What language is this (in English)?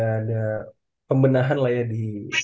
Indonesian